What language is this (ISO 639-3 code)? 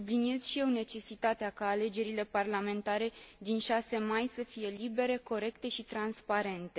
ron